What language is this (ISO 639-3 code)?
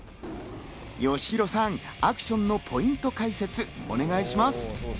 jpn